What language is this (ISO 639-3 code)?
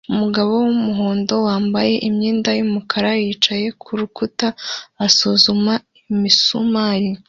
kin